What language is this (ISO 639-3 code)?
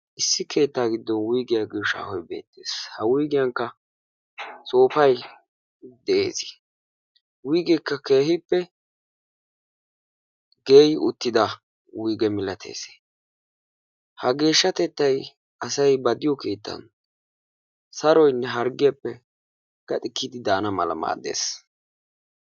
wal